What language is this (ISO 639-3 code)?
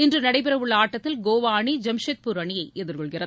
tam